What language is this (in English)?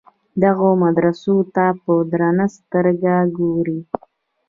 Pashto